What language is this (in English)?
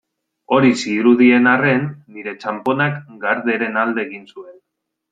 Basque